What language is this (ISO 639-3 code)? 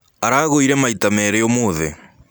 kik